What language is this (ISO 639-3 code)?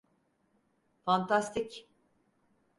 tur